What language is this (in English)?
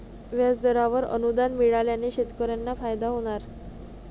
Marathi